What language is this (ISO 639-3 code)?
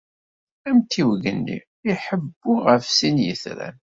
kab